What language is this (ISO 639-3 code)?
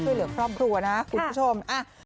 tha